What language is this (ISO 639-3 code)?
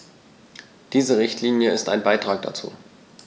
deu